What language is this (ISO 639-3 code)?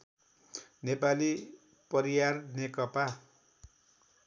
nep